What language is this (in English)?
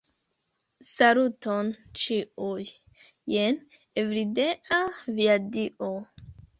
Esperanto